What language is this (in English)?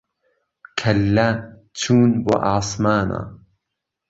Central Kurdish